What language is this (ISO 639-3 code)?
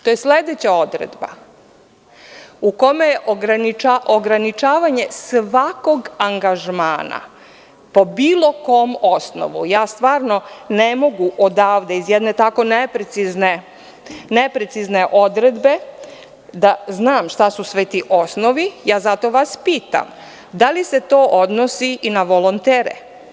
srp